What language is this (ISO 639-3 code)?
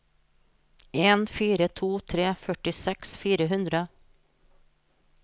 nor